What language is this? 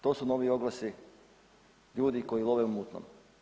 Croatian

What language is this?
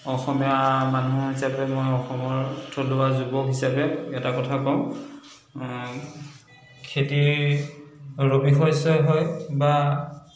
Assamese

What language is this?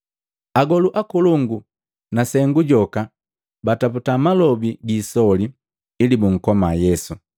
Matengo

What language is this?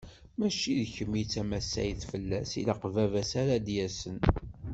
Kabyle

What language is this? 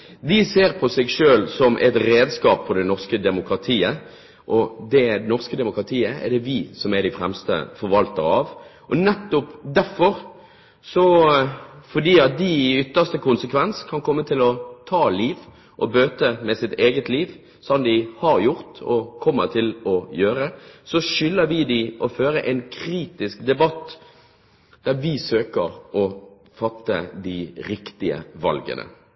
Norwegian Bokmål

